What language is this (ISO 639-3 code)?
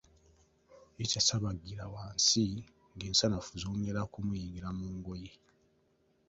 lug